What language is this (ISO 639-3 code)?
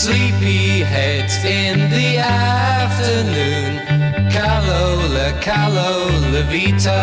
eng